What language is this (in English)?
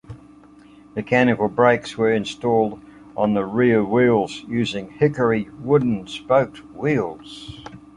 English